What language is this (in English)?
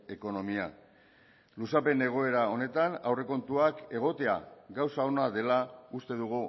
Basque